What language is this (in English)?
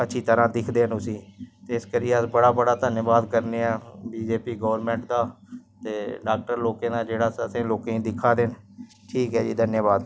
Dogri